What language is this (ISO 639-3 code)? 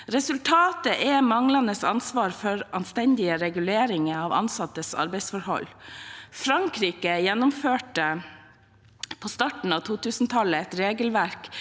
nor